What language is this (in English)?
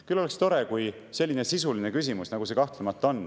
Estonian